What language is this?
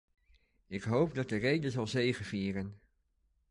Dutch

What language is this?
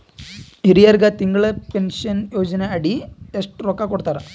Kannada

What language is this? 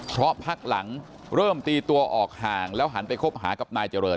Thai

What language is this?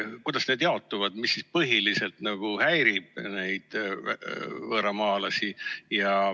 Estonian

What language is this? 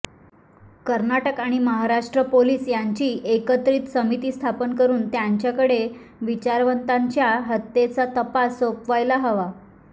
Marathi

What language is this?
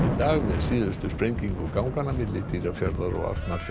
Icelandic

